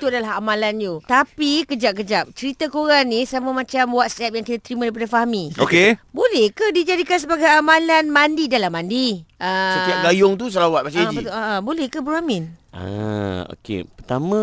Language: Malay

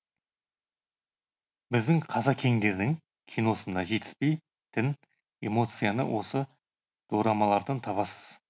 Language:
Kazakh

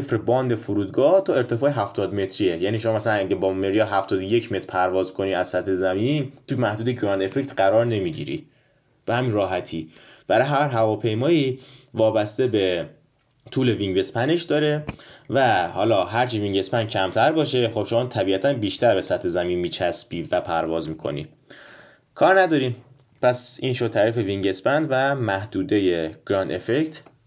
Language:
Persian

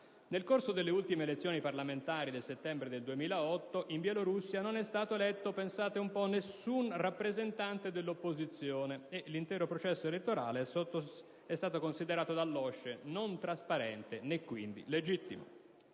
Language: Italian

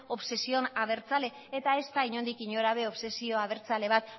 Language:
Basque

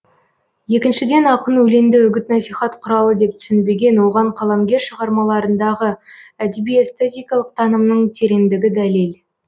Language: Kazakh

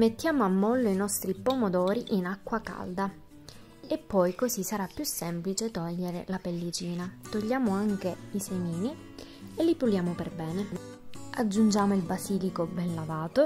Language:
Italian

